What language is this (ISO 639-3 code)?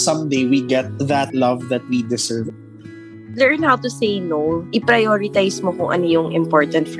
fil